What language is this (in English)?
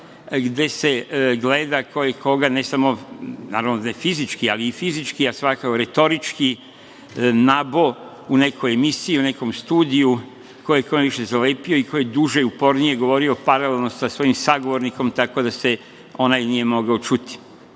Serbian